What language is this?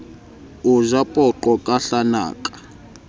Southern Sotho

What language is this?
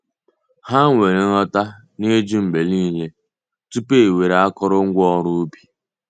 Igbo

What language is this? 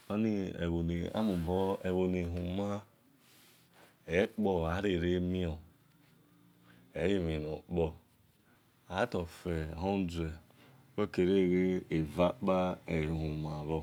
Esan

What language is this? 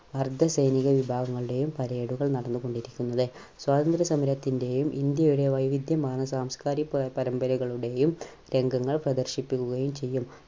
Malayalam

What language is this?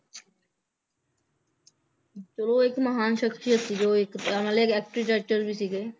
Punjabi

